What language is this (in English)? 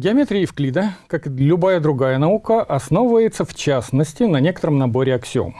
Russian